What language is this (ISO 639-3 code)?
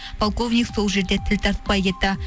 kaz